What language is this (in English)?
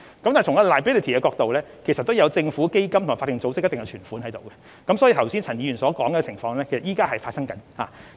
Cantonese